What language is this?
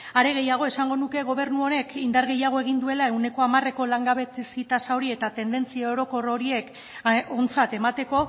Basque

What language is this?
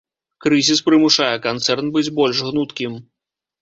Belarusian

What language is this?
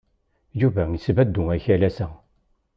Kabyle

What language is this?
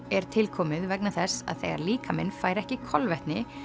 Icelandic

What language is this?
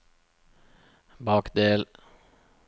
Norwegian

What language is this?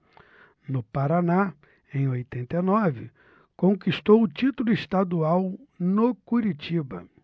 Portuguese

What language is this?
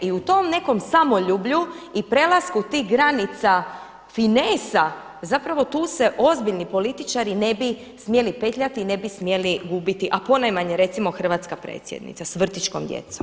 Croatian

